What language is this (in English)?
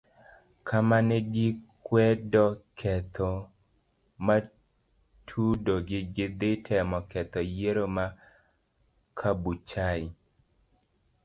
Luo (Kenya and Tanzania)